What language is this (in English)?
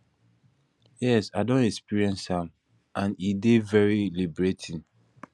Nigerian Pidgin